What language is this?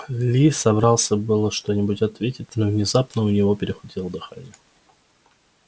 Russian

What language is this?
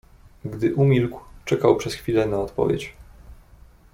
Polish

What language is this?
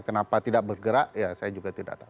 Indonesian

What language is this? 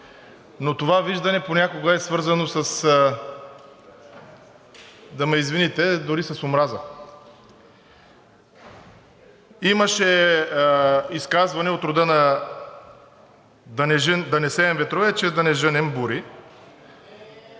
Bulgarian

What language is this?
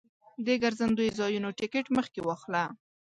Pashto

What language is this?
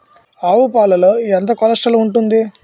Telugu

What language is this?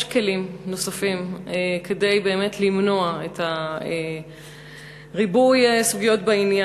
Hebrew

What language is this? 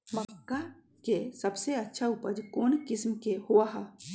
Magahi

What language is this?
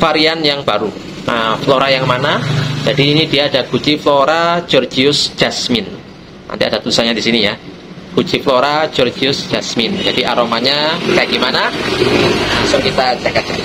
Indonesian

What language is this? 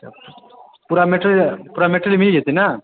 Maithili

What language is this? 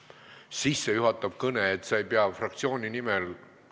Estonian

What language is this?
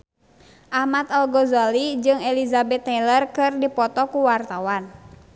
Sundanese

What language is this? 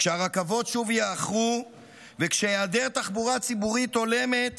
Hebrew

